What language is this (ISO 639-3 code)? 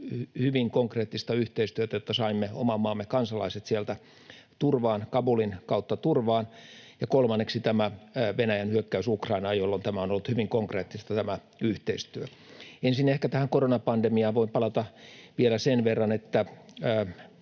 fin